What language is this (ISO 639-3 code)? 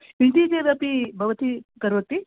san